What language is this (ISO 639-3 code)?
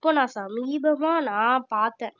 tam